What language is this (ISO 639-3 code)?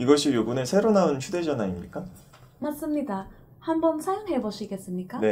kor